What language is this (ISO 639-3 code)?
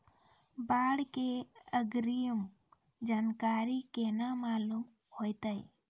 mai